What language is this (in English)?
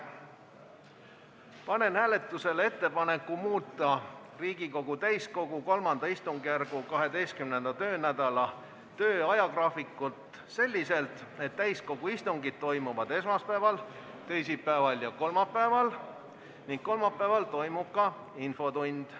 Estonian